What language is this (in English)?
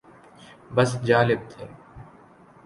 Urdu